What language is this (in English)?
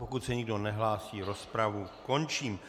Czech